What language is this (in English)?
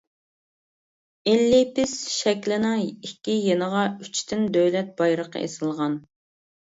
Uyghur